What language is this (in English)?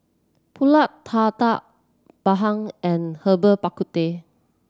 English